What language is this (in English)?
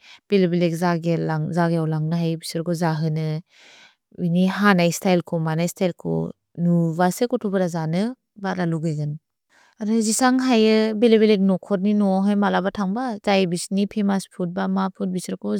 Bodo